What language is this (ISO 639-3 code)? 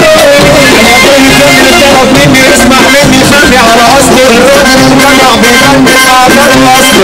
ara